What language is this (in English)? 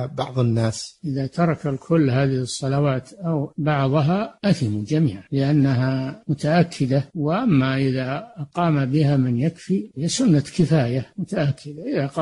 Arabic